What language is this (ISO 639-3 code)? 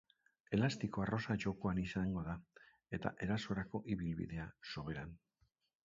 eus